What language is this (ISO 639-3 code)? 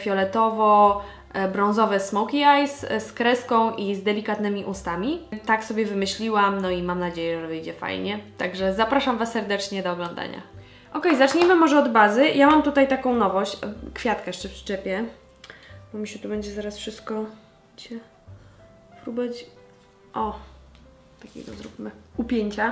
pol